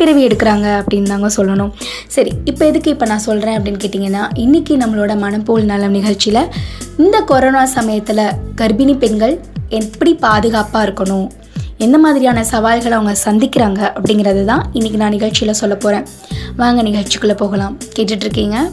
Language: Tamil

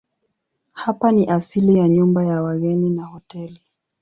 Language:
Swahili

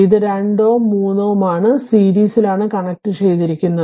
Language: Malayalam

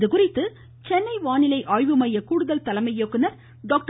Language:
Tamil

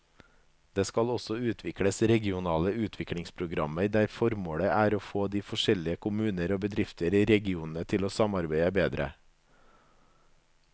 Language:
Norwegian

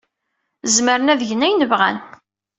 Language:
Kabyle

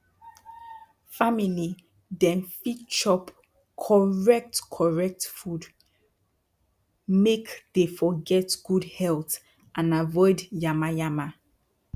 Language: Nigerian Pidgin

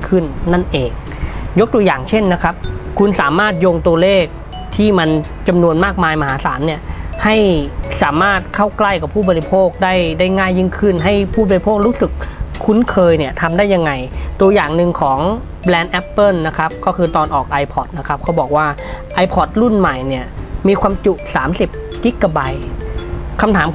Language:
Thai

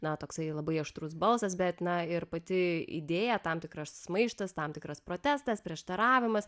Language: Lithuanian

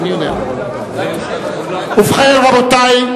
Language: Hebrew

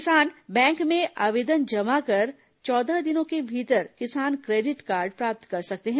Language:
Hindi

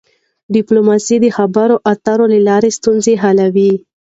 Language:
Pashto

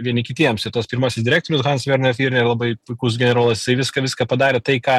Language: Lithuanian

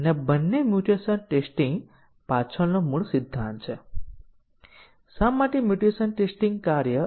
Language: Gujarati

